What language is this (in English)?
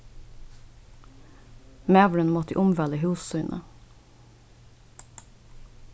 Faroese